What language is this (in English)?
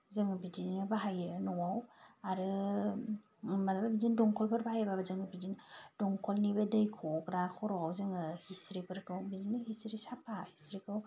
Bodo